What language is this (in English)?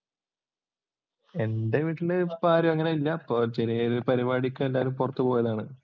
Malayalam